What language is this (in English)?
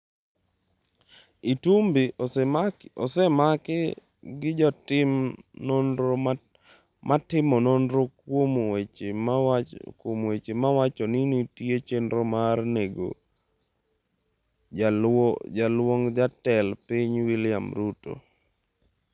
Luo (Kenya and Tanzania)